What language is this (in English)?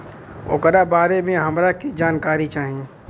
Bhojpuri